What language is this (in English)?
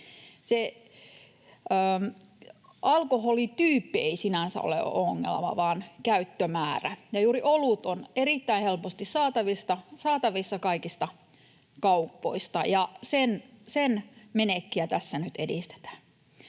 Finnish